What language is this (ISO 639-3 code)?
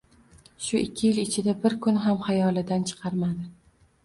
uzb